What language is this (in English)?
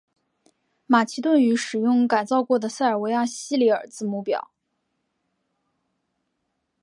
Chinese